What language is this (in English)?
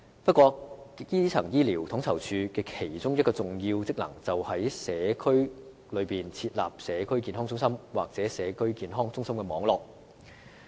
Cantonese